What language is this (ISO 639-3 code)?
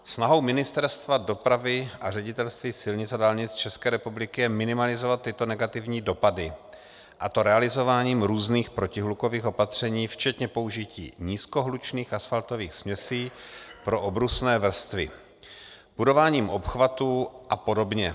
ces